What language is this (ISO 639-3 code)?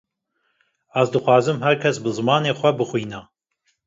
kur